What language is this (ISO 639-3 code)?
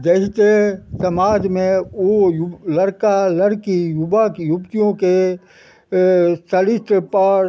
mai